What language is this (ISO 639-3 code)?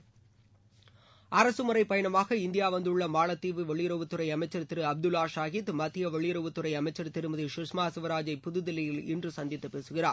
tam